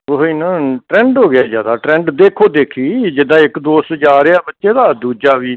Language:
Punjabi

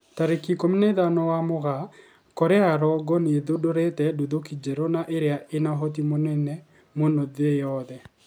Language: Kikuyu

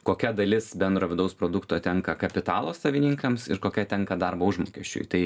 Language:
Lithuanian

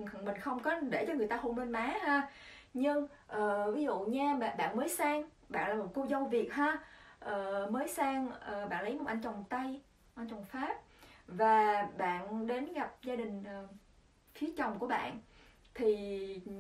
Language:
Vietnamese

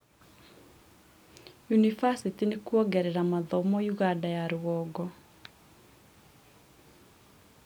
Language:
Kikuyu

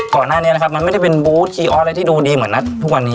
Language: Thai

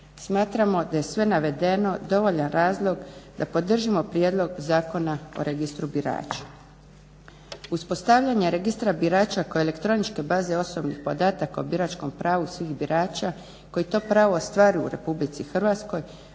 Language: Croatian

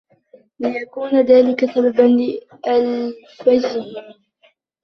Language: Arabic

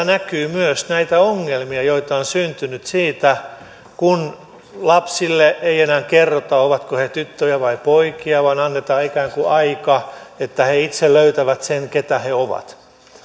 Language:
Finnish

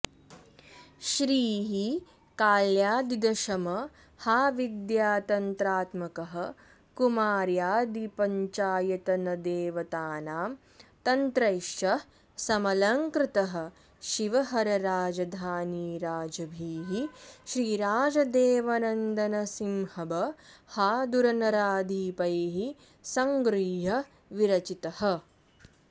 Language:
Sanskrit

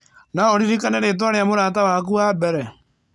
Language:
Kikuyu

